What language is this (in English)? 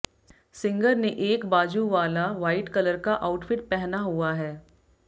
Hindi